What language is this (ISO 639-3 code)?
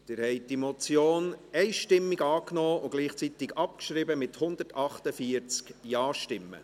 gsw